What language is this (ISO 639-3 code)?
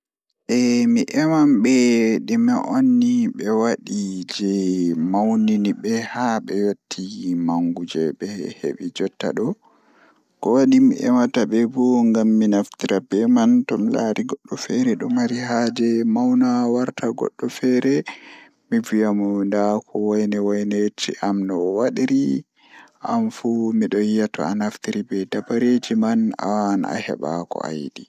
ful